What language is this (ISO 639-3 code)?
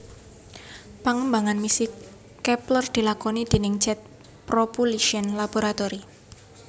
jav